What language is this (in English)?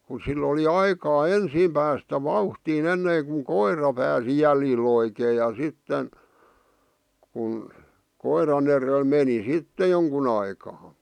Finnish